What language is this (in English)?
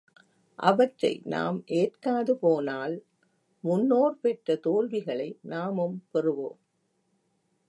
Tamil